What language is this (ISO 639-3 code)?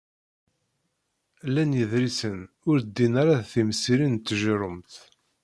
kab